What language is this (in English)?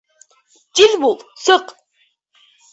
Bashkir